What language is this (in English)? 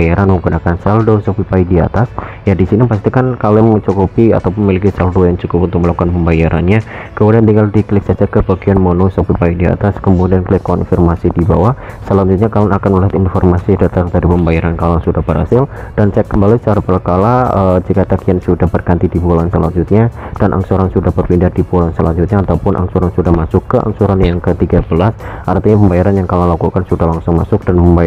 Indonesian